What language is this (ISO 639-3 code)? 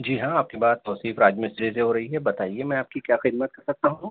urd